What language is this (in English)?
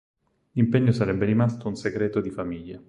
Italian